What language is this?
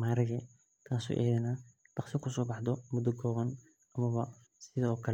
Somali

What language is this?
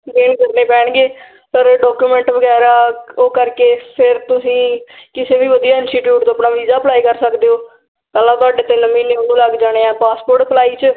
Punjabi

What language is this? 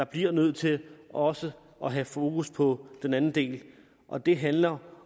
Danish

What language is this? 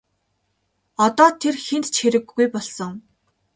Mongolian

